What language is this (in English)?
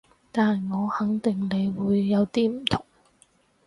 Cantonese